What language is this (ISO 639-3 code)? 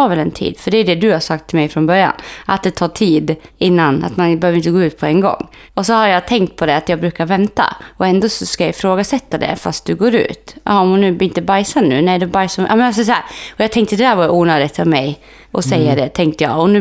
swe